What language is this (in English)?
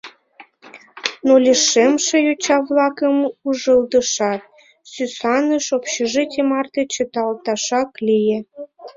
Mari